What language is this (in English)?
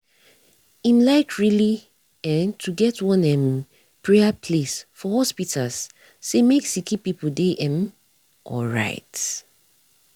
Nigerian Pidgin